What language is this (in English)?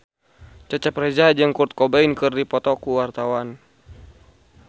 Sundanese